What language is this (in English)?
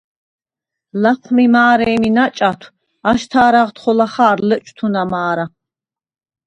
Svan